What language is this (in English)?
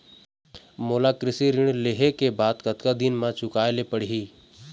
Chhattisgarhi